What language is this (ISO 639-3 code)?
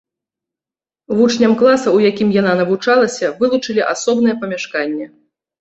bel